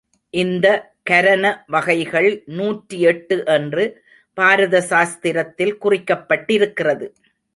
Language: Tamil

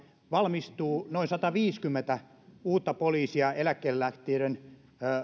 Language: Finnish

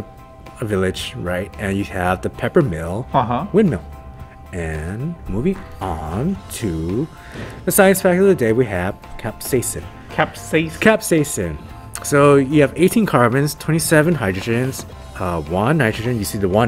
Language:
English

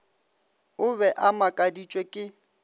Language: Northern Sotho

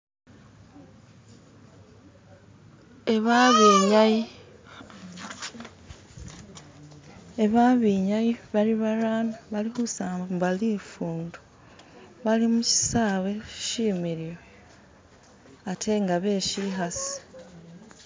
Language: Masaaba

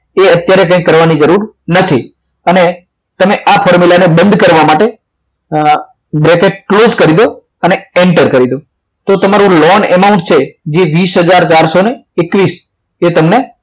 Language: Gujarati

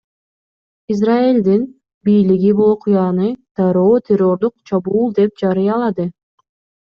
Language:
Kyrgyz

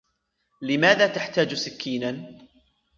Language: Arabic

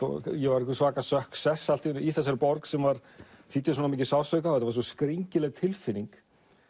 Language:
Icelandic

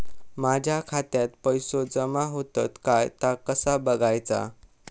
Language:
Marathi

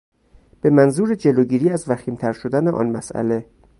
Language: Persian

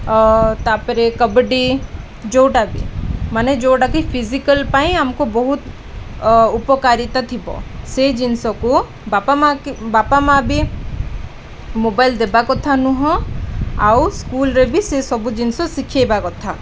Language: Odia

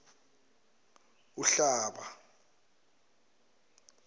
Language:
Zulu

